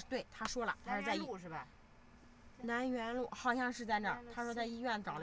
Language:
Chinese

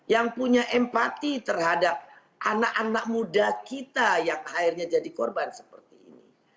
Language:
Indonesian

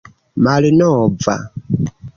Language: Esperanto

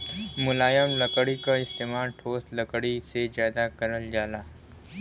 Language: Bhojpuri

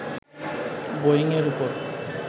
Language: Bangla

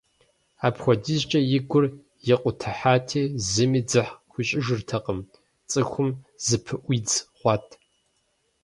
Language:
Kabardian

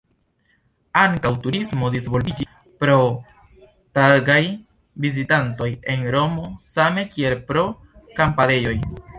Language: Esperanto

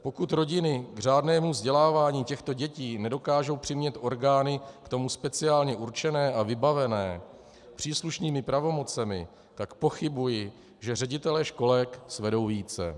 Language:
Czech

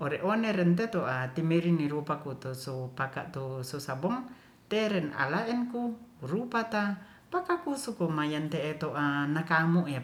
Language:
Ratahan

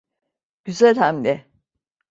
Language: Turkish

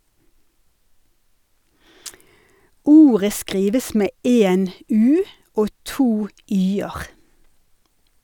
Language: Norwegian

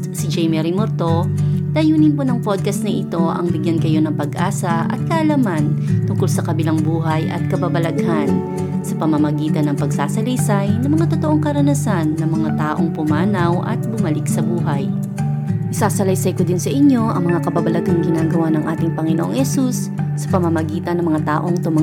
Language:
Filipino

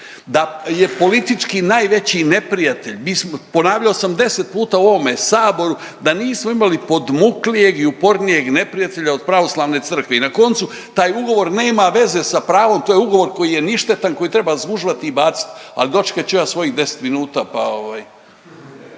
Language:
Croatian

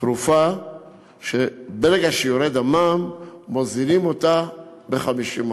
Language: Hebrew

